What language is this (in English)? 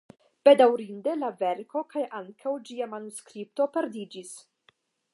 Esperanto